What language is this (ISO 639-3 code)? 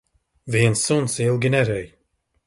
lav